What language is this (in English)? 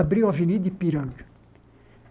Portuguese